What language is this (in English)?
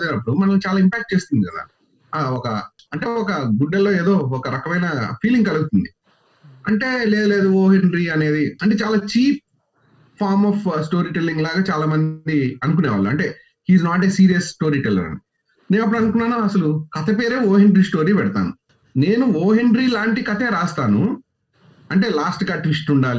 Telugu